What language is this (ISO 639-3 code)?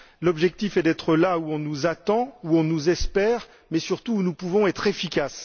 fra